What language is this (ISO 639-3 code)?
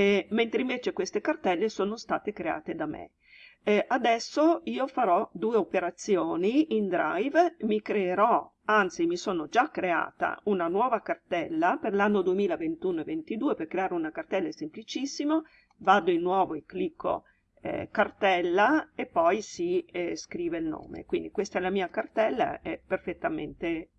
ita